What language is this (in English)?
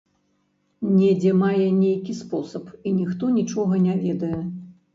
Belarusian